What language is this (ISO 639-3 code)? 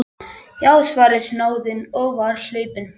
isl